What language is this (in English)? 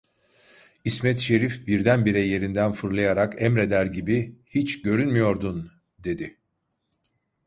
Turkish